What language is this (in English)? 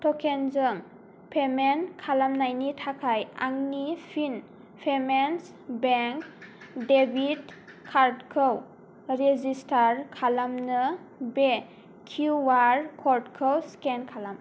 Bodo